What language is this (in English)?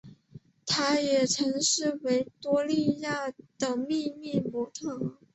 Chinese